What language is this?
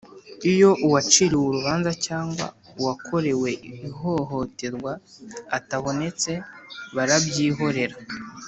Kinyarwanda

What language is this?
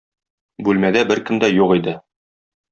Tatar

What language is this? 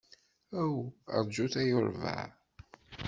Kabyle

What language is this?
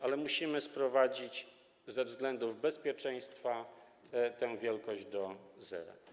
Polish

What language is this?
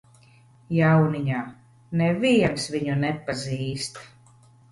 Latvian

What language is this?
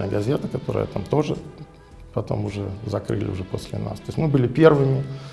Russian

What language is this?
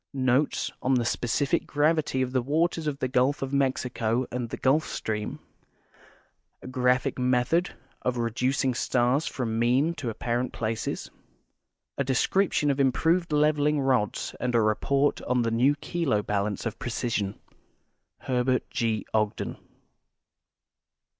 English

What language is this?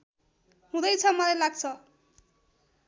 Nepali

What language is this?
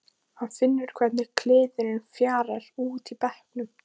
Icelandic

